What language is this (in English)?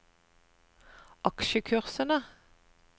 Norwegian